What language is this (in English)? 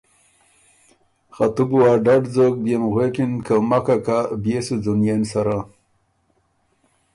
Ormuri